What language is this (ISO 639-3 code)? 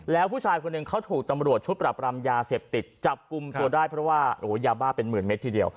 tha